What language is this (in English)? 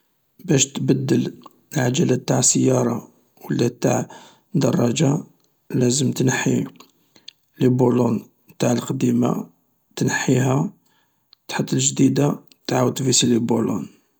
Algerian Arabic